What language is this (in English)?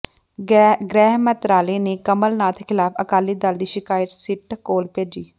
Punjabi